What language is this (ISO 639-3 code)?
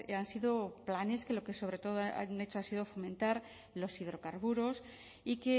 spa